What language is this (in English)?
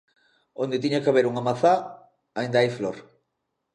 Galician